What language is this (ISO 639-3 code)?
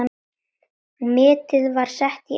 isl